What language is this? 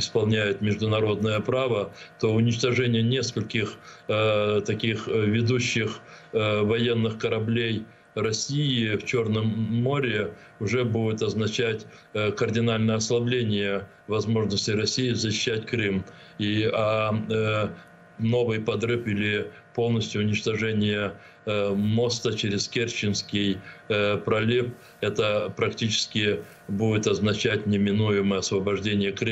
Russian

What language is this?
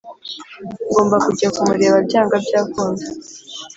Kinyarwanda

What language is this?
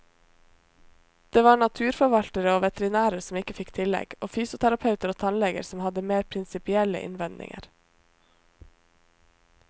Norwegian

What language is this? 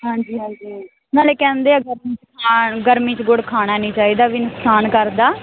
Punjabi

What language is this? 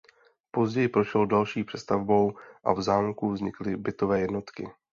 Czech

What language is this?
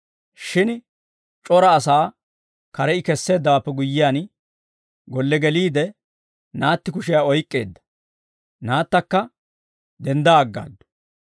Dawro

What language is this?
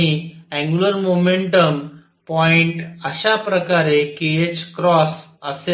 Marathi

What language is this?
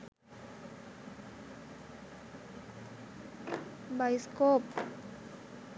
Sinhala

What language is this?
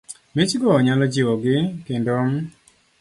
Luo (Kenya and Tanzania)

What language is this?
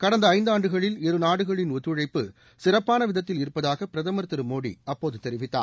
Tamil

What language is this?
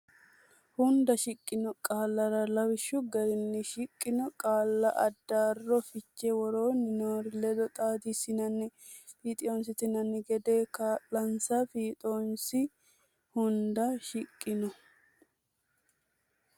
Sidamo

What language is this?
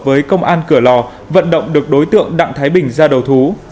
Vietnamese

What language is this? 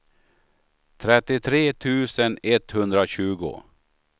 Swedish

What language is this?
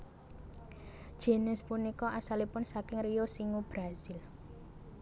Javanese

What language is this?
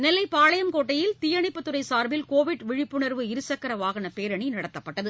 Tamil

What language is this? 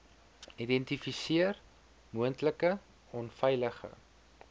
Afrikaans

